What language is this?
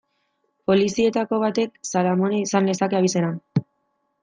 Basque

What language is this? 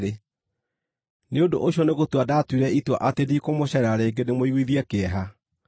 Kikuyu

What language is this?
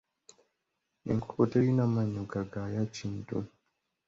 Ganda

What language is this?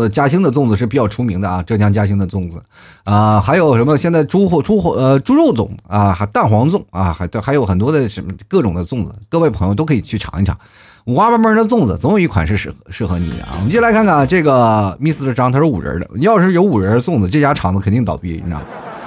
Chinese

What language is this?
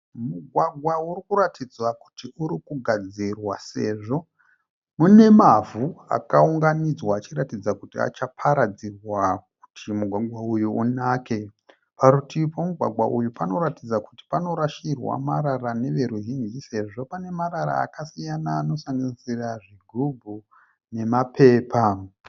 Shona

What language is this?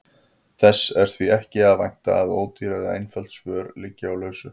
Icelandic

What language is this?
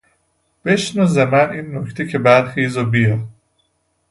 Persian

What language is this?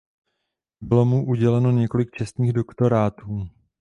Czech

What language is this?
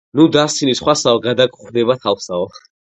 Georgian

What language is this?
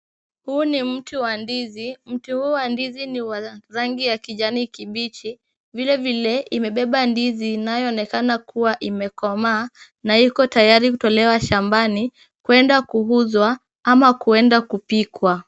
Swahili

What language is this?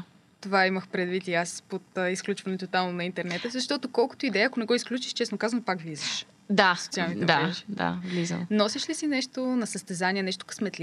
Bulgarian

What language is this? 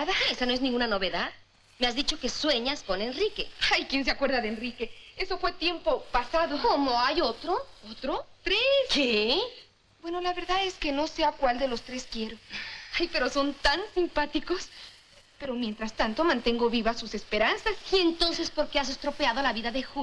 Spanish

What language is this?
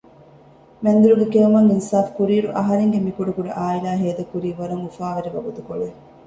Divehi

